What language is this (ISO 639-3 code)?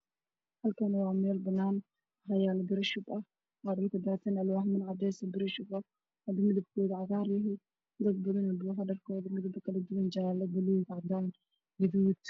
som